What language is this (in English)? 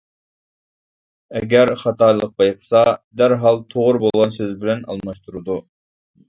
Uyghur